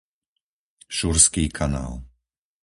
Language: Slovak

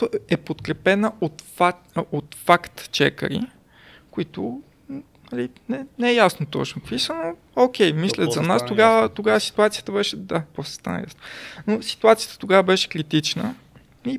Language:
Bulgarian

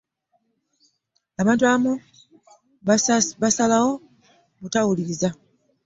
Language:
Ganda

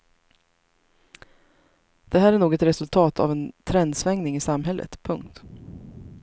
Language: Swedish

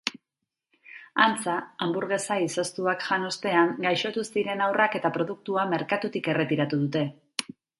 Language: Basque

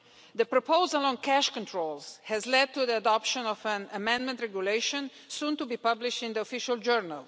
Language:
English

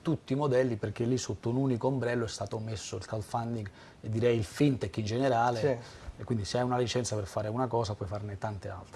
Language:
Italian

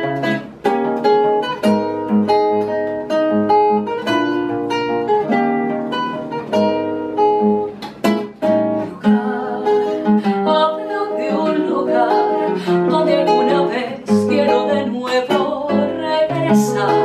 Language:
Korean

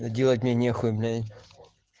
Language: Russian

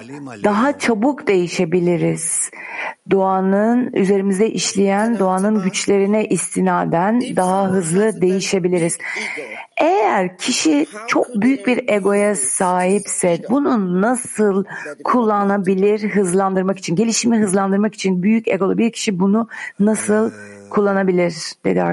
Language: Turkish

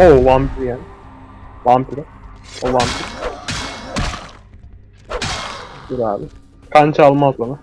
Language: Turkish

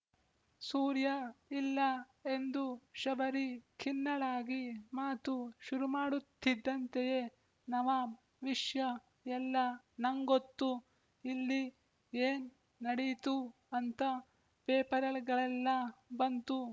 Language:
Kannada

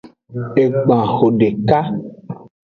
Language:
Aja (Benin)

